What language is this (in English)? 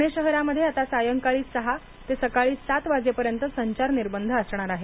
Marathi